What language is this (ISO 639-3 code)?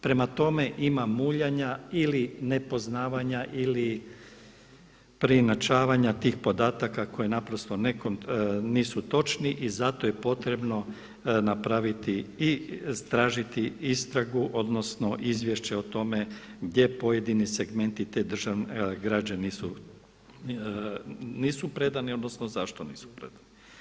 hrv